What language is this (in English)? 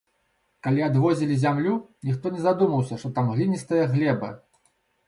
Belarusian